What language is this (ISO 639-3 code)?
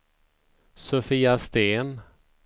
swe